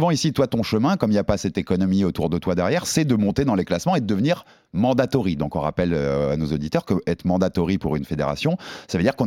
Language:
French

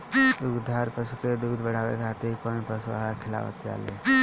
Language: Bhojpuri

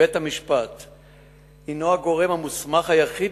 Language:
Hebrew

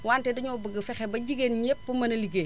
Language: Wolof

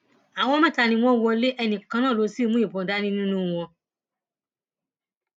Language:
Yoruba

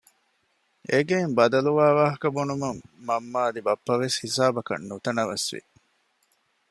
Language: Divehi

